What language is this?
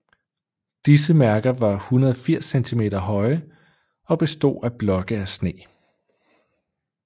Danish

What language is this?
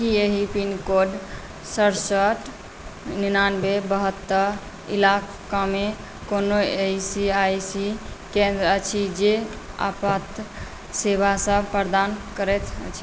Maithili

